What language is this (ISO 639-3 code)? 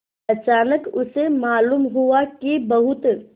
hin